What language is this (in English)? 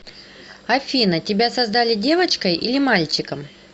Russian